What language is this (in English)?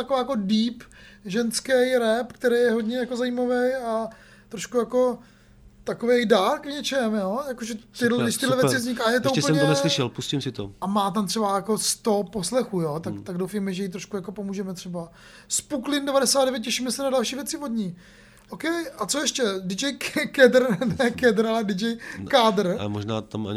Czech